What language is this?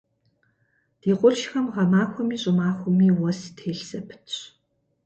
Kabardian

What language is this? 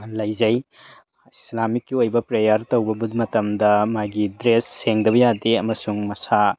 Manipuri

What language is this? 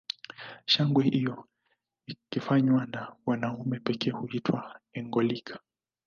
Swahili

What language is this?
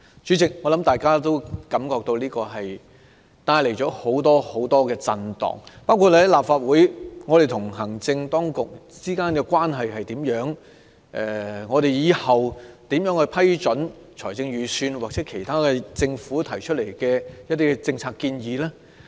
Cantonese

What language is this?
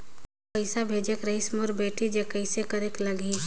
Chhattisgarhi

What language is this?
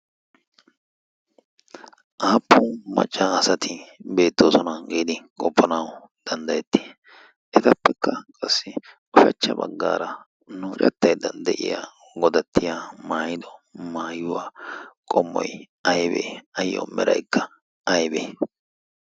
Wolaytta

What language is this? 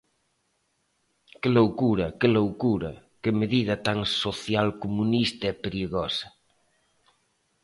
Galician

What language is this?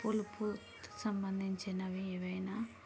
Telugu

